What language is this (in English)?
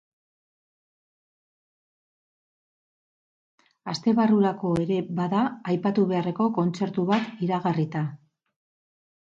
Basque